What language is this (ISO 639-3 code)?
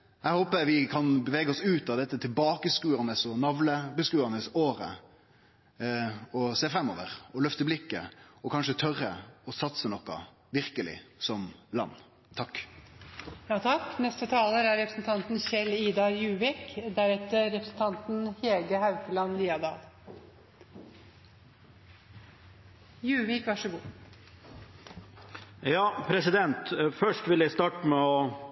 nor